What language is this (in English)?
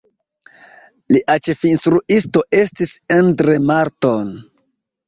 Esperanto